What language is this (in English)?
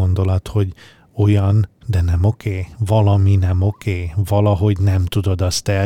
Hungarian